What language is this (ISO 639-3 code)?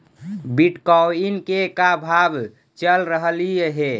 mag